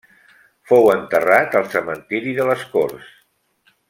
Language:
Catalan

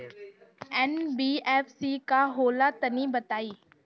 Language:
Bhojpuri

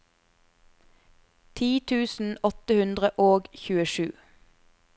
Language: Norwegian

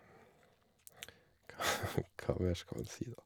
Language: Norwegian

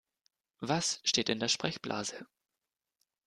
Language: German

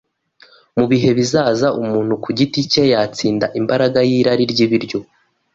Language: Kinyarwanda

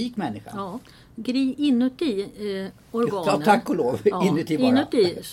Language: Swedish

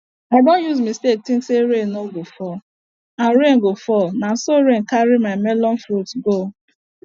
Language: Nigerian Pidgin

